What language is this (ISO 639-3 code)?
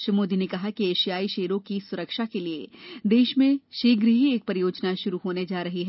hin